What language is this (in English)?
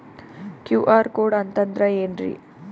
Kannada